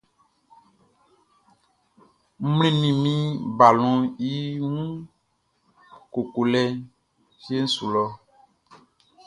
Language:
Baoulé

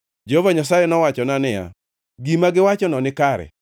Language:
Luo (Kenya and Tanzania)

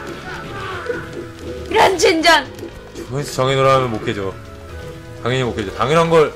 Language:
Korean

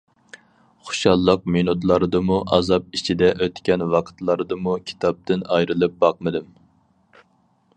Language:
Uyghur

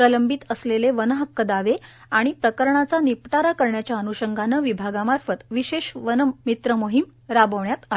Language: Marathi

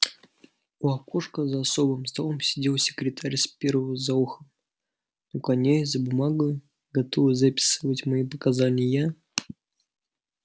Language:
Russian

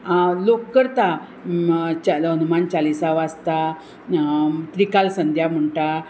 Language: Konkani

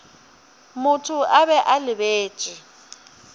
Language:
Northern Sotho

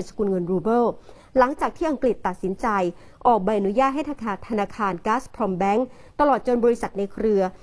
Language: Thai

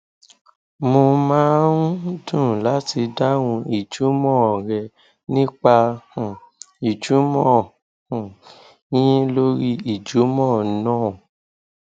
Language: Yoruba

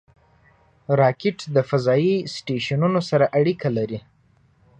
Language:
Pashto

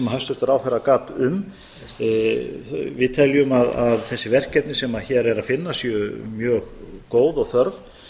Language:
Icelandic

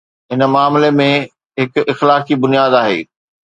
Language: Sindhi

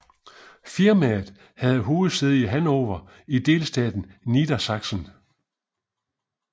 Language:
Danish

